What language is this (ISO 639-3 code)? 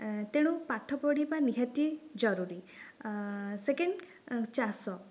ori